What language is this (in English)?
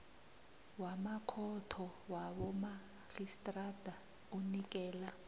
South Ndebele